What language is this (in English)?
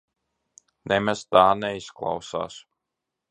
Latvian